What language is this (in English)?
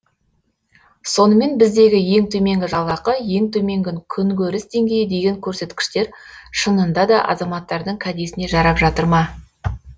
Kazakh